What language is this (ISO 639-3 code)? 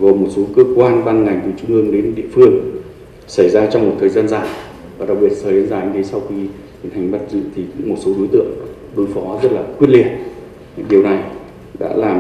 vie